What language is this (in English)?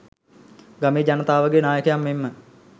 Sinhala